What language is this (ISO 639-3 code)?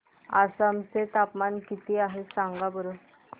mar